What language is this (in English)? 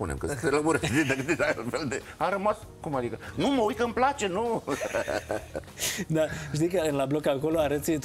Romanian